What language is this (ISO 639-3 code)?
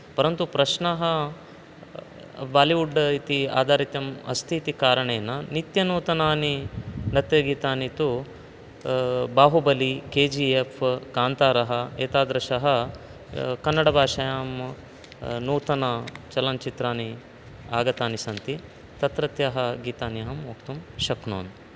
san